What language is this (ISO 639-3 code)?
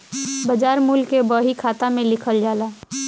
bho